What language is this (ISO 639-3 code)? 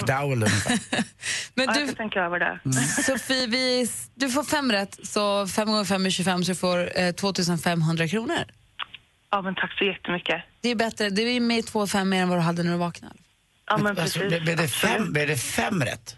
swe